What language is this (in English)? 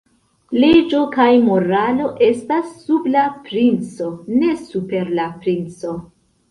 Esperanto